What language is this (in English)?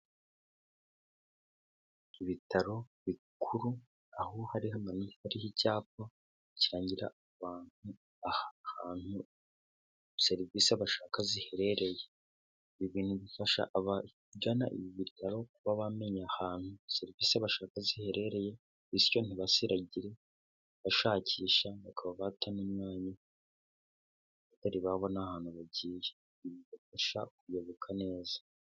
Kinyarwanda